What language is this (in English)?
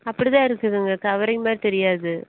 Tamil